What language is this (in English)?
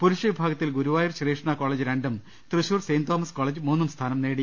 Malayalam